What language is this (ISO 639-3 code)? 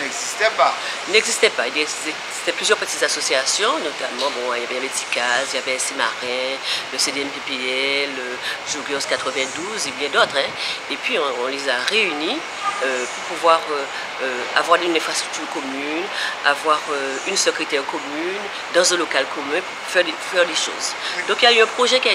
fra